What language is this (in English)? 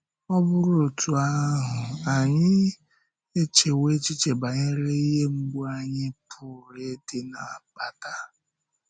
Igbo